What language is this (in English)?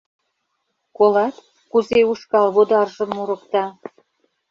Mari